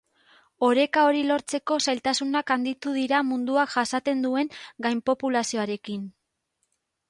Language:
Basque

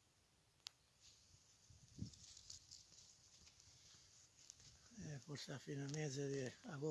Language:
Italian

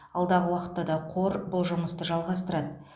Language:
Kazakh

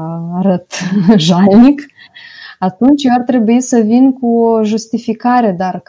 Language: Romanian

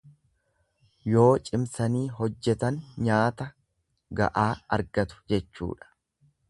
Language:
Oromo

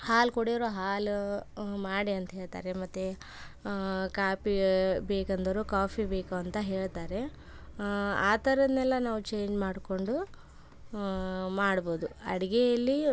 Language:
Kannada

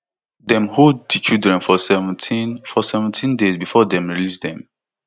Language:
Nigerian Pidgin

